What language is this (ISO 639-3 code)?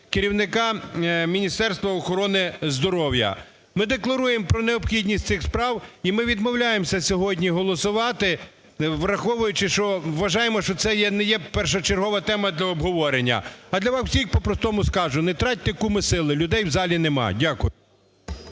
ukr